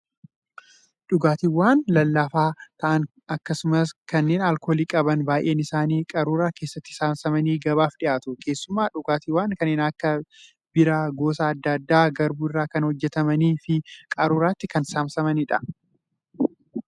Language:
Oromo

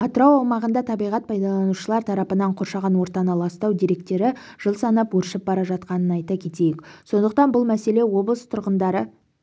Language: Kazakh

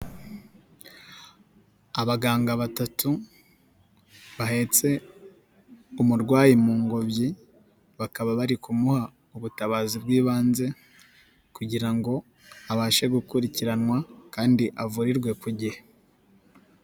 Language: Kinyarwanda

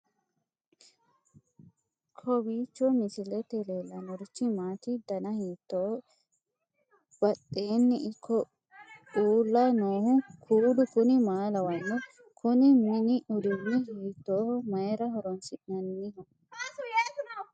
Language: Sidamo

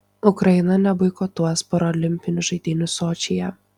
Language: Lithuanian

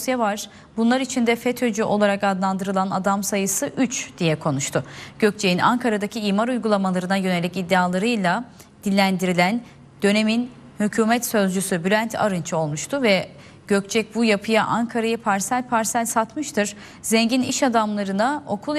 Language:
Turkish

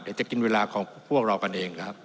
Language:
Thai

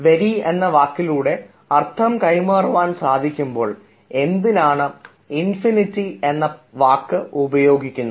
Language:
Malayalam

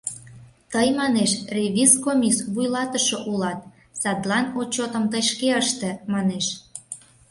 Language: Mari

